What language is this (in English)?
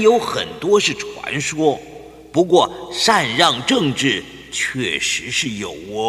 Chinese